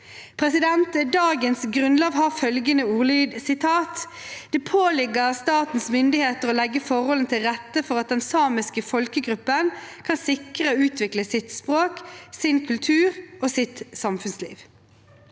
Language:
Norwegian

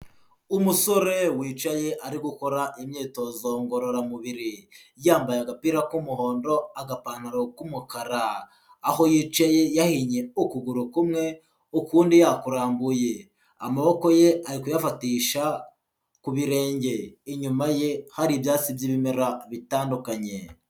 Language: Kinyarwanda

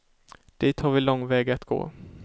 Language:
Swedish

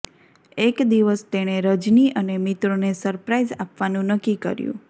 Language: Gujarati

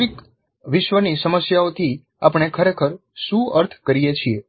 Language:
Gujarati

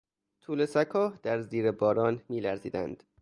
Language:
Persian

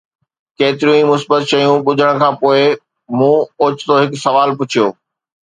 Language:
Sindhi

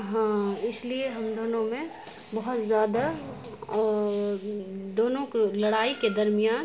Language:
Urdu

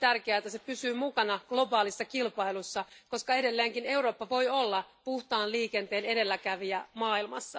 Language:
Finnish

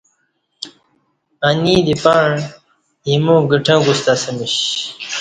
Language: Kati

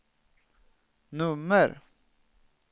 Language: Swedish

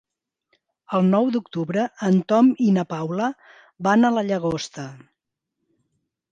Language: Catalan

